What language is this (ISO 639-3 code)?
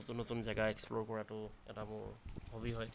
asm